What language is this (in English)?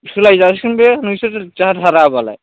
Bodo